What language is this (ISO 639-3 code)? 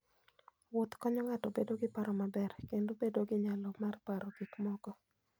luo